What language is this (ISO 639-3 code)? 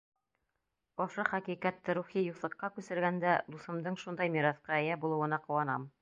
bak